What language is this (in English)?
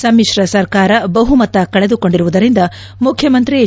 Kannada